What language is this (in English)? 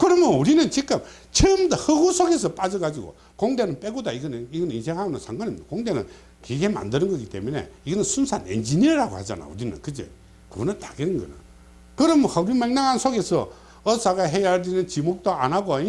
Korean